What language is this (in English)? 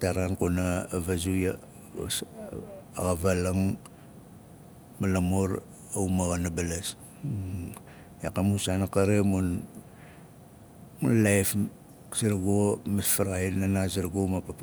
Nalik